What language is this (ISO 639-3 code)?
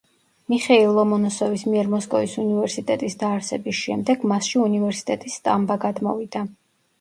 kat